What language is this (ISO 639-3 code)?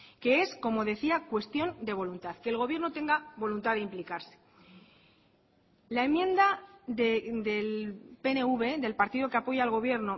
spa